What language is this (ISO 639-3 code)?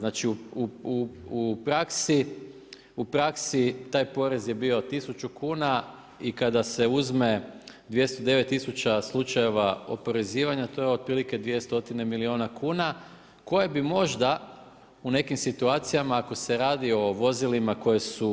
hrv